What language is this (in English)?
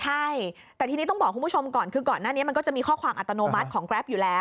Thai